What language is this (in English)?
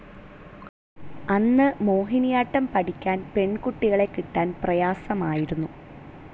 Malayalam